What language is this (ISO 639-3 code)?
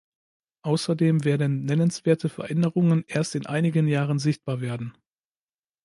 deu